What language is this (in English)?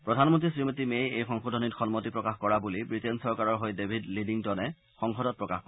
Assamese